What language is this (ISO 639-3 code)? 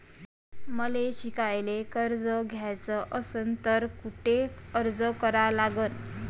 mar